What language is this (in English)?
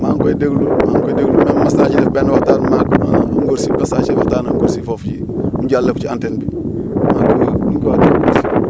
Wolof